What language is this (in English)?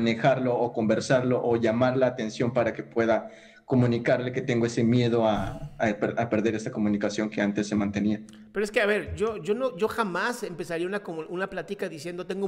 Spanish